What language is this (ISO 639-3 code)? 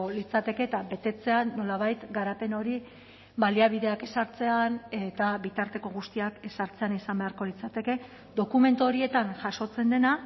eus